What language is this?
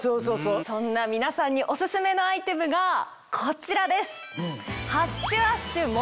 Japanese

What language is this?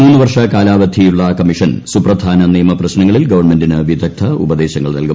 Malayalam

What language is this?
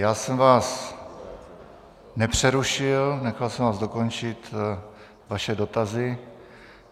Czech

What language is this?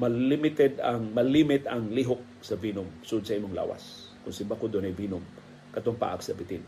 Filipino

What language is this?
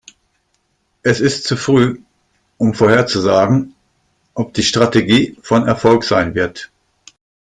German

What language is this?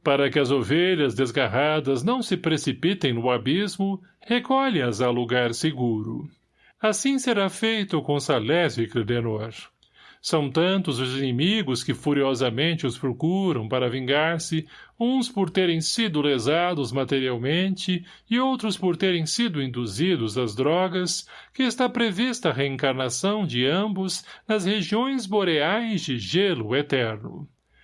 Portuguese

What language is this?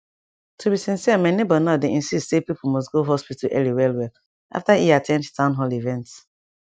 Nigerian Pidgin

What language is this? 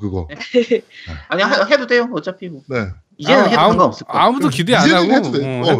Korean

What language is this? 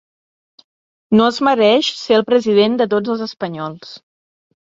Catalan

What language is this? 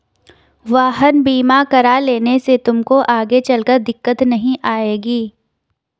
Hindi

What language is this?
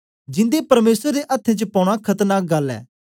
Dogri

